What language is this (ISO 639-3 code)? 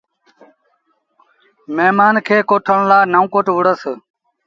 sbn